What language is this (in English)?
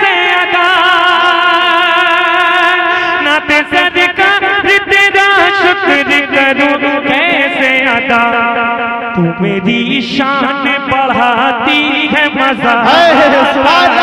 Hindi